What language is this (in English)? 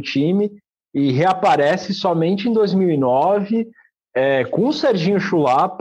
Portuguese